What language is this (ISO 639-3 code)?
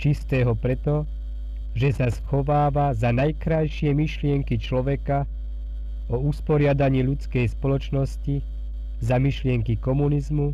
slk